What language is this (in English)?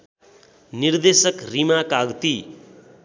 Nepali